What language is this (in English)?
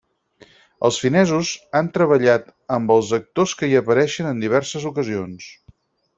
Catalan